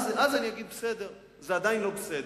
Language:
Hebrew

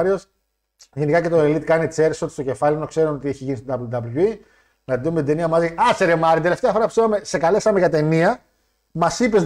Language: Greek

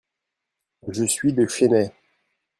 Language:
French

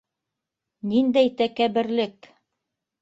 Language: Bashkir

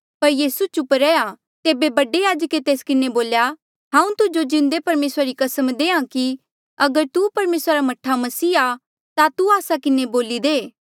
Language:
Mandeali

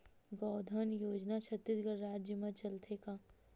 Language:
Chhattisgarhi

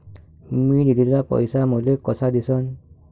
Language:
Marathi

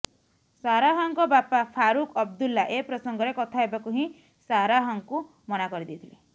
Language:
Odia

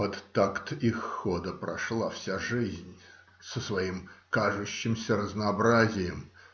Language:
Russian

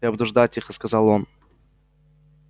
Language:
Russian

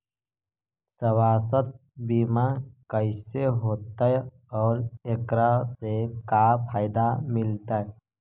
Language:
Magahi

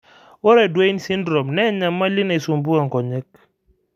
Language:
Masai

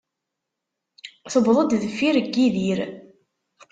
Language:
Kabyle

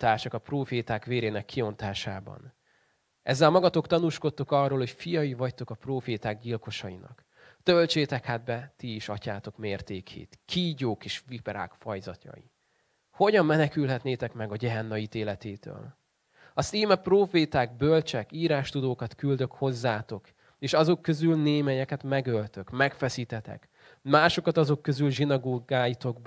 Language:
Hungarian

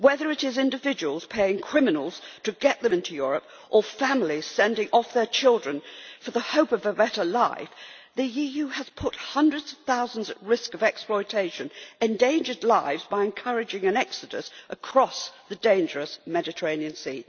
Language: English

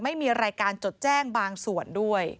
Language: Thai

